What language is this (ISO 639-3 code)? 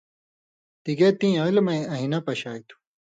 mvy